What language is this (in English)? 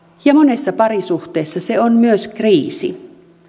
Finnish